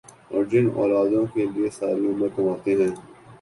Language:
Urdu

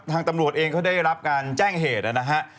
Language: Thai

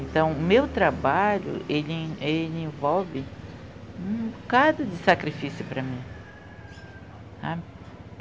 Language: Portuguese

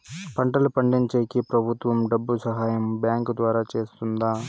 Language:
Telugu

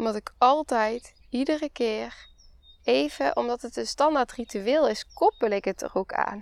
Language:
Dutch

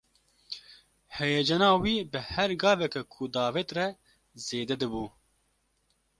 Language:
Kurdish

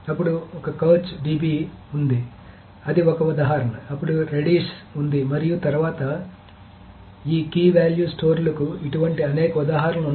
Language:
Telugu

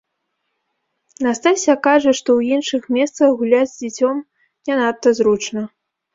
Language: Belarusian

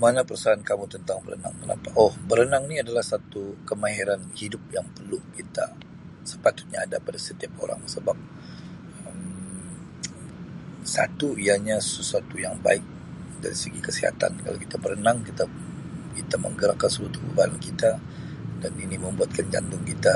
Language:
Sabah Malay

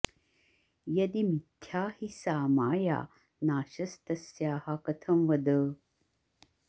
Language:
Sanskrit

